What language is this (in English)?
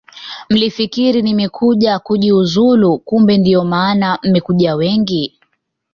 Swahili